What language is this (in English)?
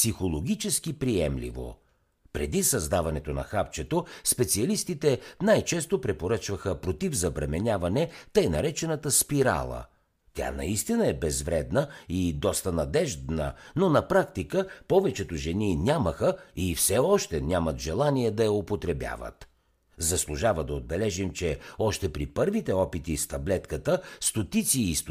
Bulgarian